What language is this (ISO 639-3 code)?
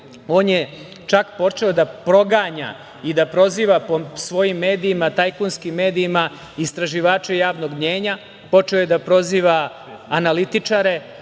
srp